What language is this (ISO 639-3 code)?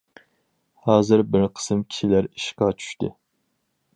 uig